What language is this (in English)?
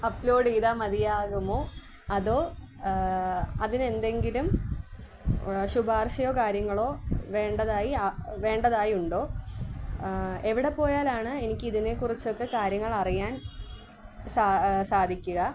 Malayalam